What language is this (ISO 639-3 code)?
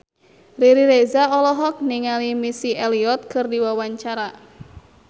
sun